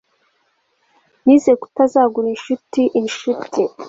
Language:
Kinyarwanda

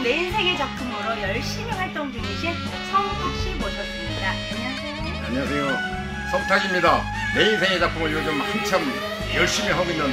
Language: Korean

